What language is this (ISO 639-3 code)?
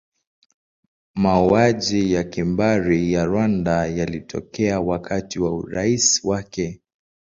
swa